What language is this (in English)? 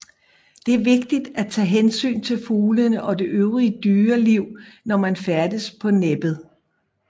Danish